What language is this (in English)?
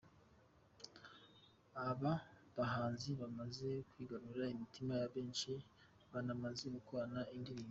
Kinyarwanda